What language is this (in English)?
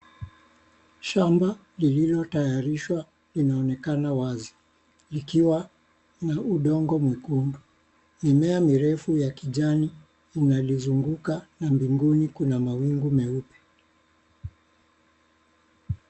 Swahili